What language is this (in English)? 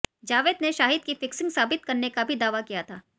Hindi